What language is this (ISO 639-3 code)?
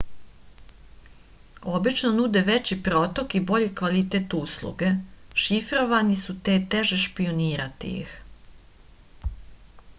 srp